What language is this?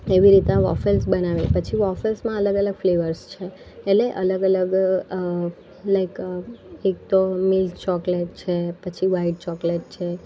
Gujarati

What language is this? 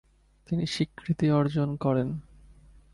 Bangla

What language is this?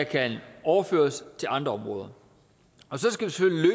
Danish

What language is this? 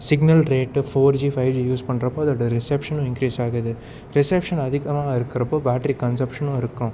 Tamil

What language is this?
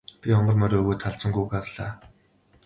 Mongolian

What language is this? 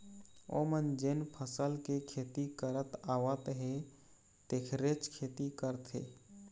Chhattisgarhi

